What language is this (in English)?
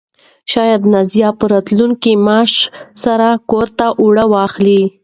Pashto